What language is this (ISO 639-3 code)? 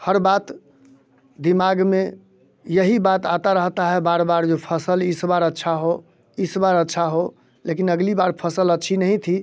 hin